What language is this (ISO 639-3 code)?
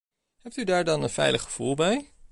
nld